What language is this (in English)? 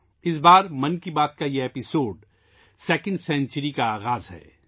Urdu